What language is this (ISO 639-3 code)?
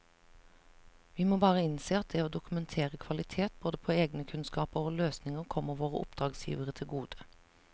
nor